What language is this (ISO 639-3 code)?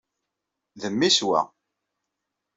kab